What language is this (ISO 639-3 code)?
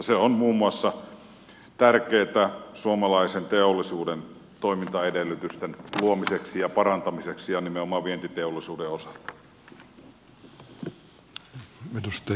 fin